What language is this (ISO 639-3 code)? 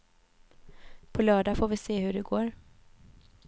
swe